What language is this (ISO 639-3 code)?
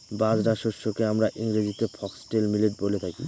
ben